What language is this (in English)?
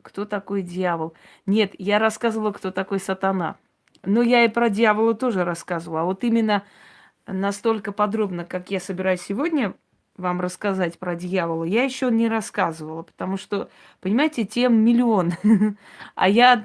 Russian